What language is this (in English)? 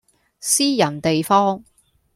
Cantonese